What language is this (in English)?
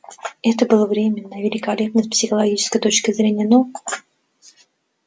Russian